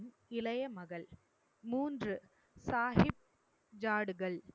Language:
Tamil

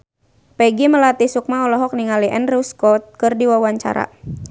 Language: Sundanese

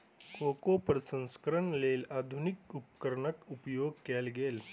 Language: Maithili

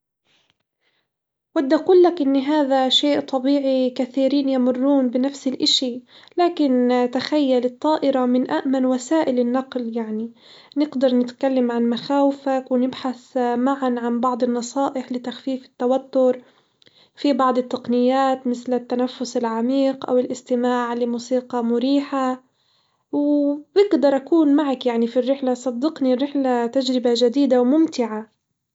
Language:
Hijazi Arabic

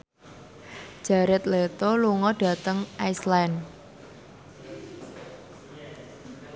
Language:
Javanese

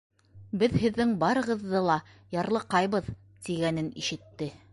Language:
Bashkir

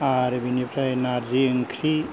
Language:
Bodo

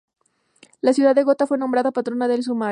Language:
Spanish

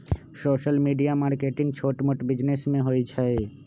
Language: Magahi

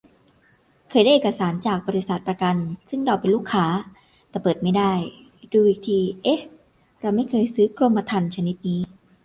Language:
Thai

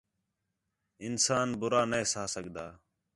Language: Khetrani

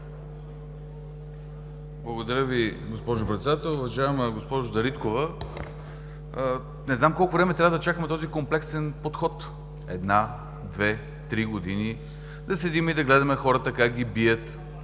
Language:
Bulgarian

